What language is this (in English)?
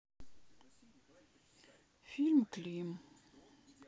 Russian